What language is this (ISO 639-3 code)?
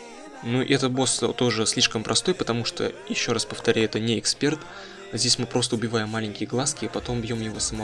rus